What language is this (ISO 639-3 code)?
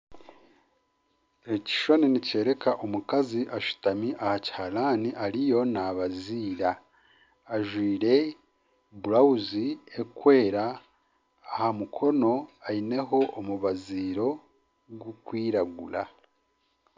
nyn